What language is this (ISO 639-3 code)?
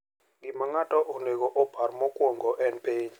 luo